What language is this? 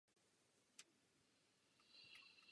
Czech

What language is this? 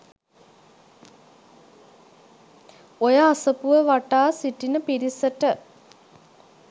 Sinhala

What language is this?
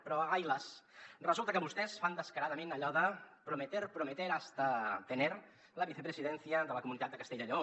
Catalan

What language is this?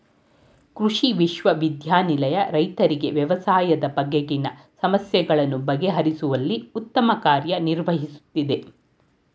Kannada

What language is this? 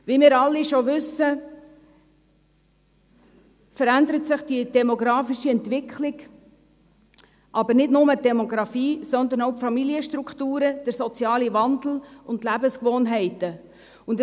Swiss German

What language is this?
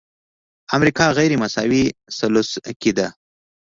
Pashto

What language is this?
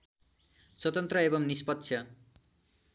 Nepali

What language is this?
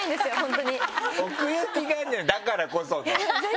Japanese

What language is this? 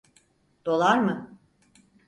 Turkish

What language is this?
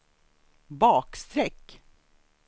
Swedish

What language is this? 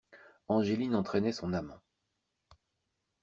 French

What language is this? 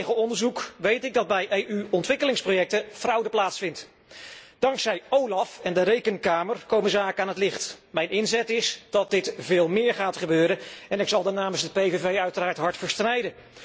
Dutch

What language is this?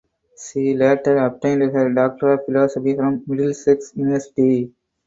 English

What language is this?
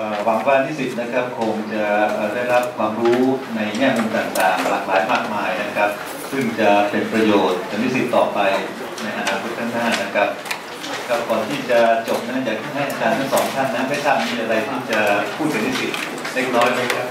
Thai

